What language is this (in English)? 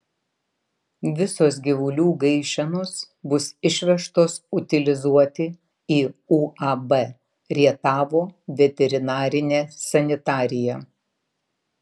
Lithuanian